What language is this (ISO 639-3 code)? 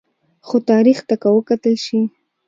pus